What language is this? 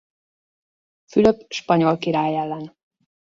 Hungarian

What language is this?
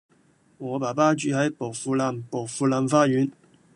Cantonese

